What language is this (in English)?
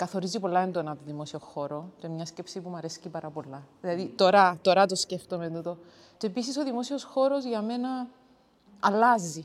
Greek